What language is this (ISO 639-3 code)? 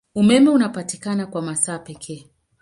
swa